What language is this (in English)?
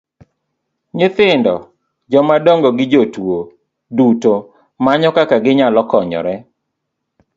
Luo (Kenya and Tanzania)